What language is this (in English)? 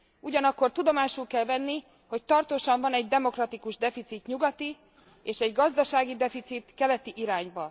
Hungarian